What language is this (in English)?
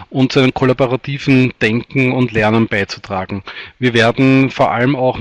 German